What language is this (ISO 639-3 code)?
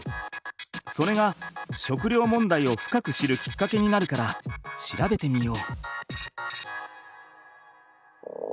jpn